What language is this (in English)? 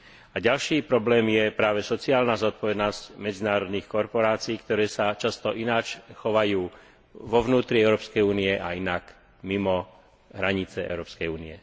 Slovak